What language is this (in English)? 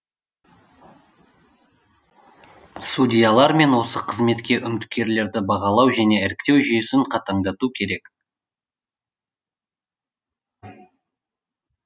Kazakh